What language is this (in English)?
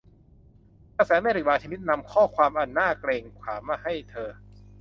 Thai